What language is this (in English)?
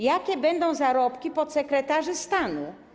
Polish